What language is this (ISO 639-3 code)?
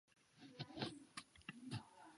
zho